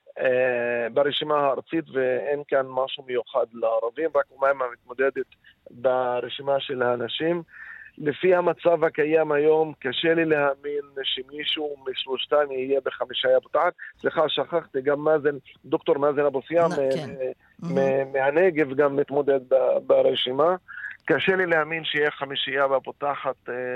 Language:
Hebrew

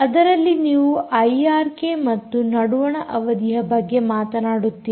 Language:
Kannada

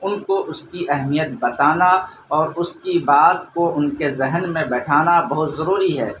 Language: Urdu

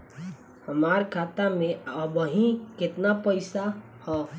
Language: Bhojpuri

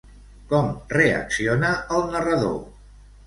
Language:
Catalan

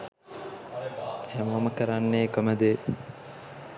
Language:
Sinhala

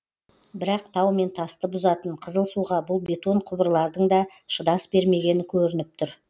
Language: Kazakh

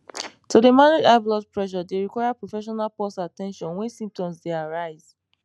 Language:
Nigerian Pidgin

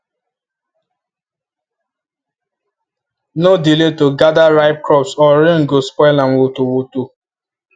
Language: Nigerian Pidgin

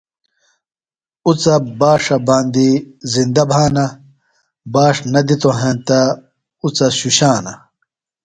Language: Phalura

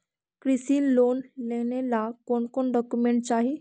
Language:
Magahi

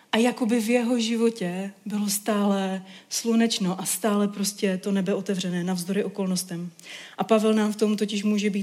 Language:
Czech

